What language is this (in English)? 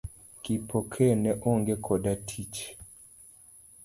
Luo (Kenya and Tanzania)